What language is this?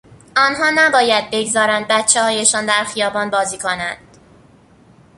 Persian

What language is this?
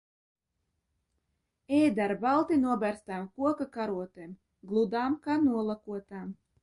Latvian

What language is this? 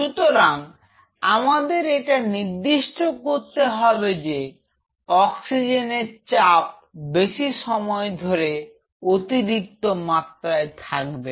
Bangla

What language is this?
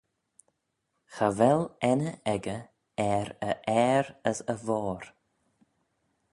Manx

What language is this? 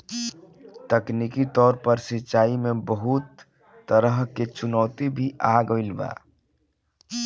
Bhojpuri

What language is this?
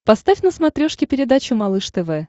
Russian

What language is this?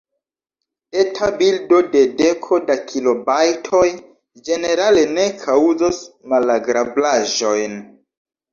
Esperanto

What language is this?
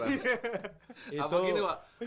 Indonesian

